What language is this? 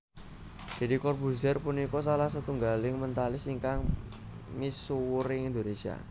Javanese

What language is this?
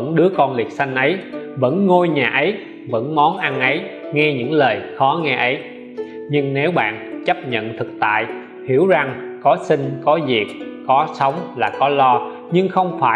Vietnamese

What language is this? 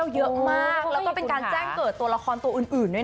Thai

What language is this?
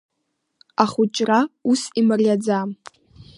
Abkhazian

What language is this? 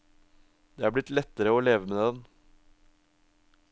Norwegian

